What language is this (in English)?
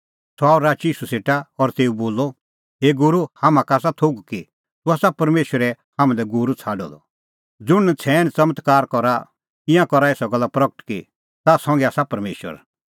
Kullu Pahari